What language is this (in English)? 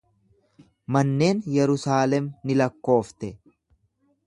Oromo